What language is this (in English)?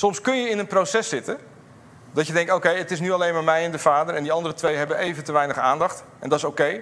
Dutch